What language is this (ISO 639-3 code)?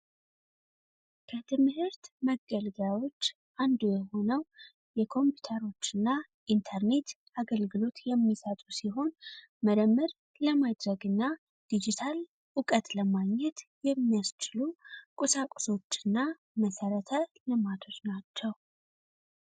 amh